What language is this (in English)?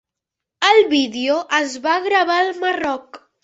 Catalan